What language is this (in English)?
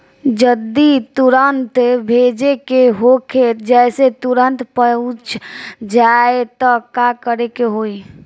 Bhojpuri